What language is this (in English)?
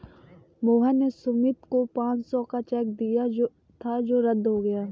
Hindi